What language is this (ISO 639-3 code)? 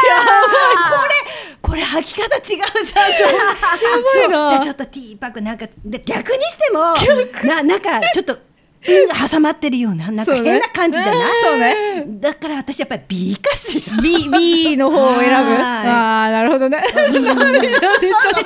jpn